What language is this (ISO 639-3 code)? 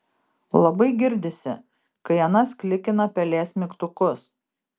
lit